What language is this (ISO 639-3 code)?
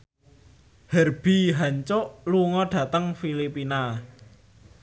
jav